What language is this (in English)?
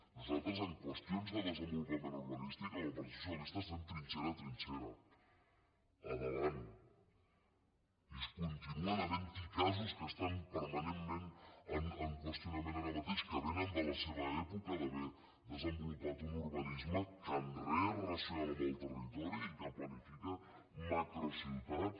Catalan